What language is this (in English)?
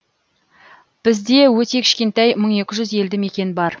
Kazakh